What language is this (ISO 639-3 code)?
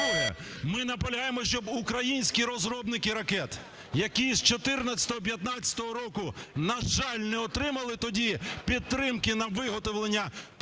ukr